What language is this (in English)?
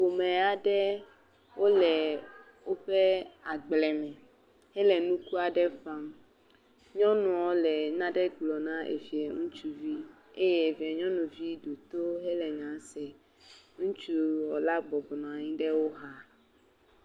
Ewe